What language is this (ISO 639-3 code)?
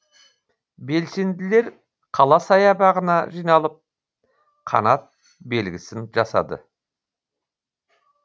kaz